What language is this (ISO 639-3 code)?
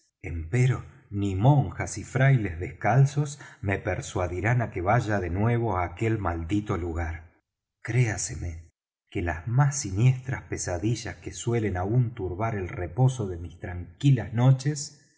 spa